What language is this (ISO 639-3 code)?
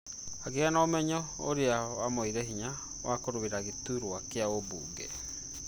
kik